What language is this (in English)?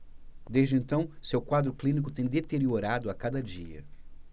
Portuguese